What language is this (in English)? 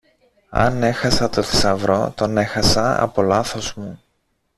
Greek